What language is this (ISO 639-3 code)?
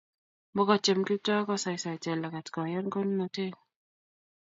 kln